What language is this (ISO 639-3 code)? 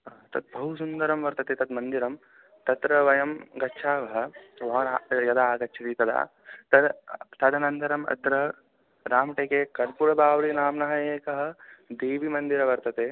san